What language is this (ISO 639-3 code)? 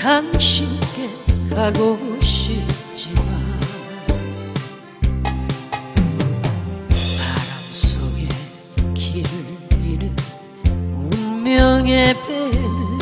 kor